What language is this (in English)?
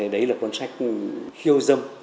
Vietnamese